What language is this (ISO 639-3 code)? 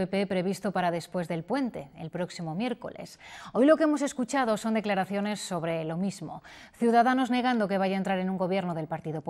spa